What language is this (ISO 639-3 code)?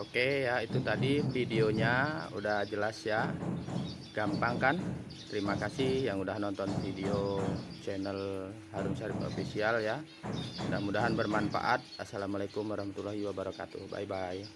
ind